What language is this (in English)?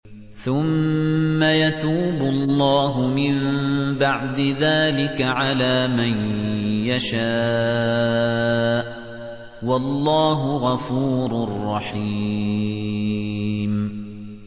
Arabic